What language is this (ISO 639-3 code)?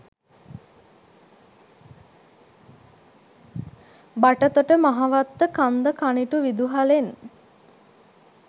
sin